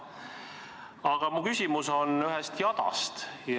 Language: Estonian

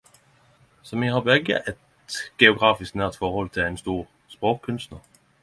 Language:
Norwegian Nynorsk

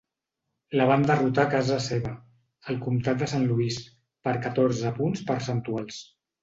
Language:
Catalan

